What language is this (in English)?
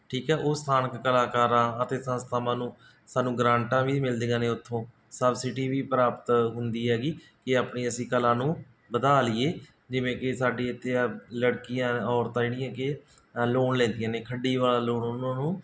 Punjabi